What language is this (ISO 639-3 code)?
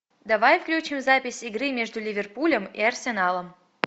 rus